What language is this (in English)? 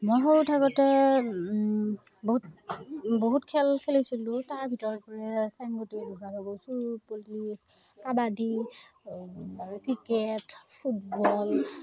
Assamese